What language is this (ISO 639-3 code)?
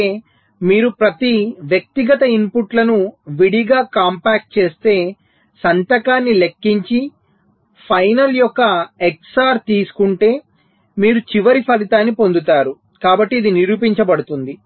tel